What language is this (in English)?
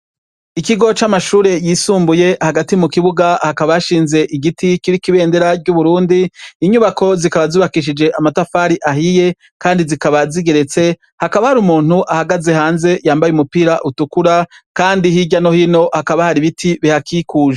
Rundi